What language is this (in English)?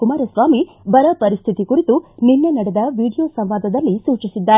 Kannada